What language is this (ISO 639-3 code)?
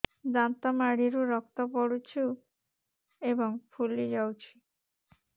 ori